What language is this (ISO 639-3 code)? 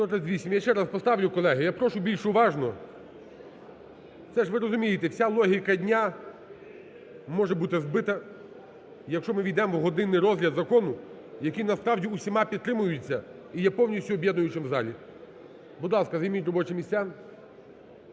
ukr